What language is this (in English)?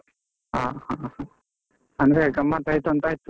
Kannada